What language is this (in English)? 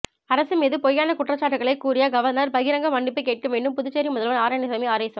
Tamil